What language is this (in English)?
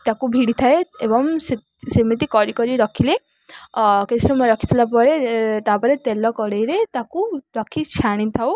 Odia